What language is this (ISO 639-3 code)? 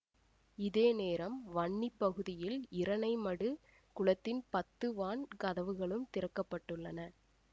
tam